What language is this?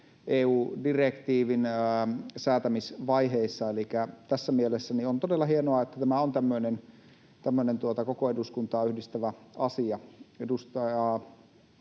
Finnish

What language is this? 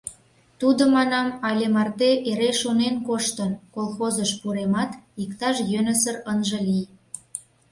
Mari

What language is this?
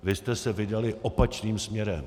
Czech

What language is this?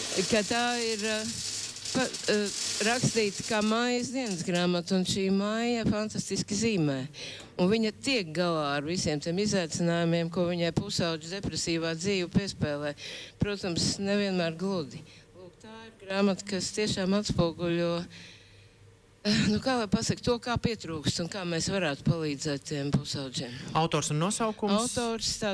Latvian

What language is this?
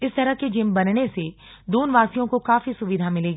Hindi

